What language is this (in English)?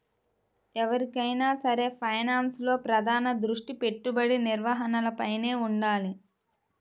Telugu